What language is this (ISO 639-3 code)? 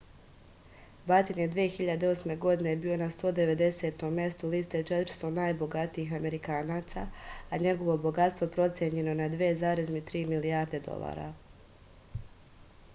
srp